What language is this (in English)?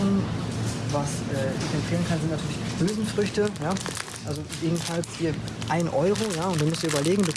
German